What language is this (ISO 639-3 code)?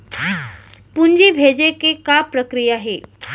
hne